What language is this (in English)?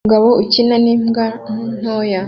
Kinyarwanda